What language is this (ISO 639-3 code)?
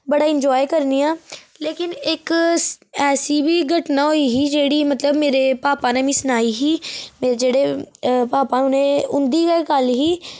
doi